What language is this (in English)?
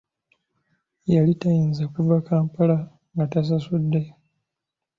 Ganda